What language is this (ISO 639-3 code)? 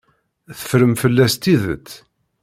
kab